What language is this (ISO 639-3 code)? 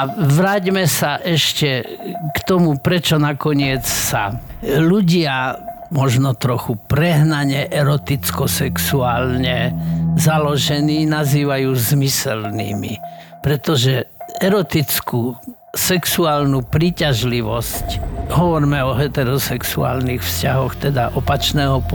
slk